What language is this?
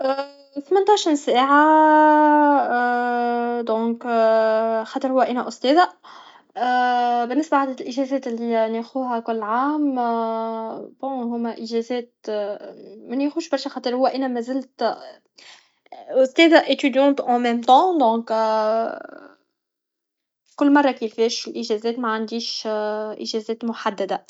Tunisian Arabic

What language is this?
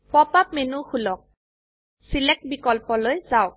Assamese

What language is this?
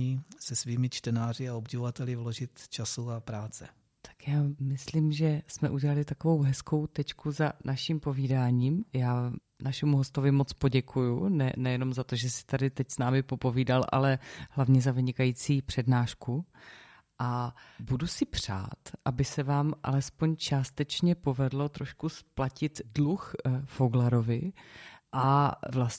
Czech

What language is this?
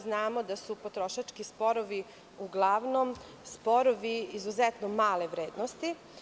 Serbian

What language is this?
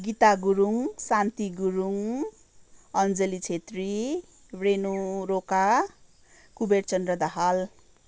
Nepali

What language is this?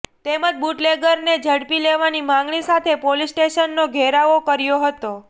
Gujarati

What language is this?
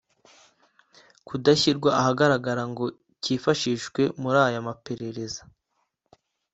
Kinyarwanda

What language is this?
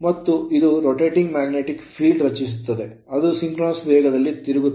Kannada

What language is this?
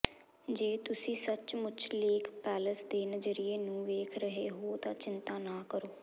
Punjabi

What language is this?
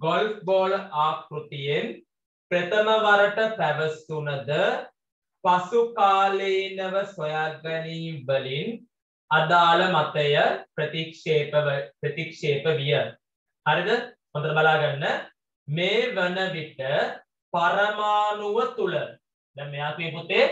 Hindi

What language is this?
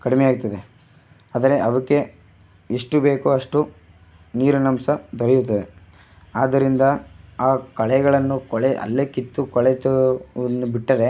Kannada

